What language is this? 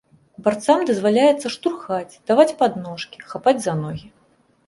Belarusian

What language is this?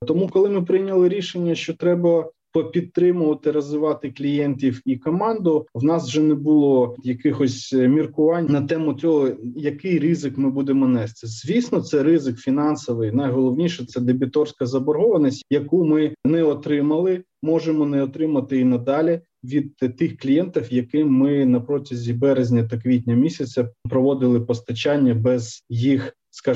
Ukrainian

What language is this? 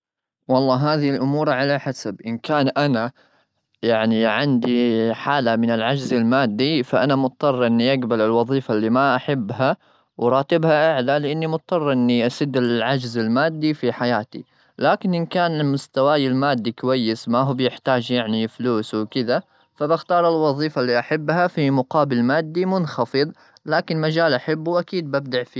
Gulf Arabic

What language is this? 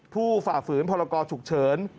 Thai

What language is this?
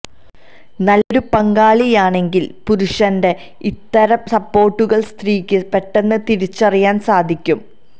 Malayalam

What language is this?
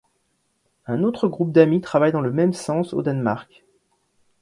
French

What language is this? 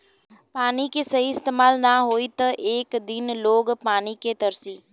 Bhojpuri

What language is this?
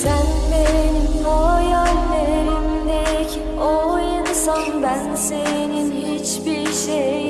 Turkish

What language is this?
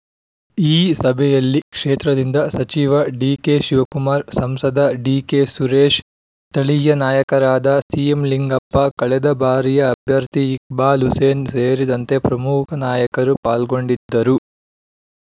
Kannada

